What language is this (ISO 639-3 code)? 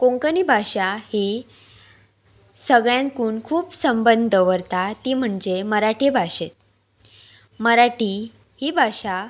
kok